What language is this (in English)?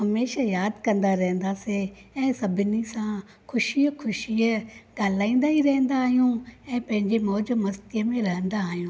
Sindhi